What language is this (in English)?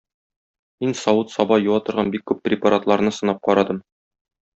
Tatar